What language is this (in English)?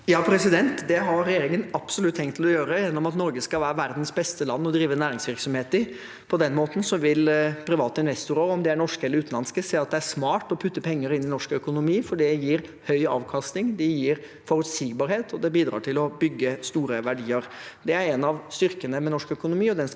Norwegian